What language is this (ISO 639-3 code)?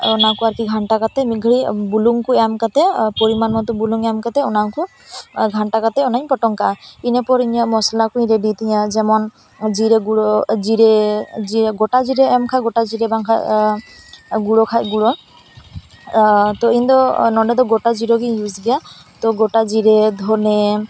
sat